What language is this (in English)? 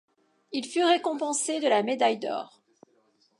French